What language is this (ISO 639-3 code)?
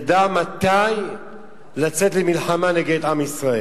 heb